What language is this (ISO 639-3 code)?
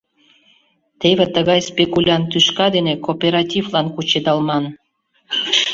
chm